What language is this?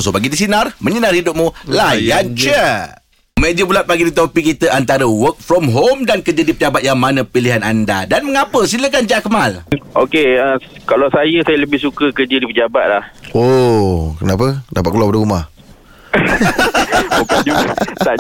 Malay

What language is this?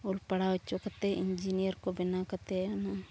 Santali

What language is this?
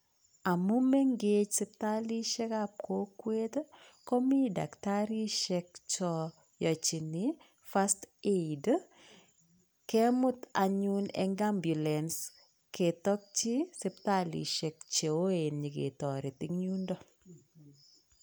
Kalenjin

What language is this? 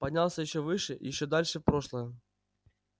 Russian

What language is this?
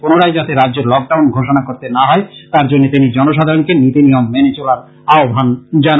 Bangla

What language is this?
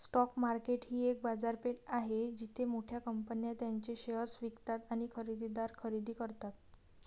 Marathi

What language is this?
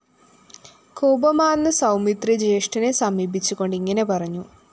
Malayalam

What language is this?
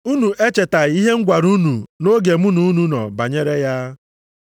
Igbo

